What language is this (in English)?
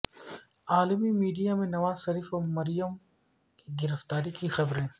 Urdu